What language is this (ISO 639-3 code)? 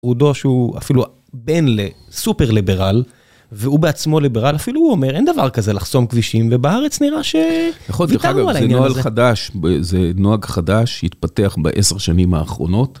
heb